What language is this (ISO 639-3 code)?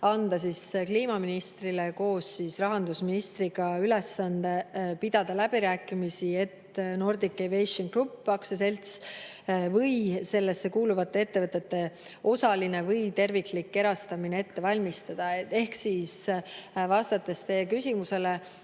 est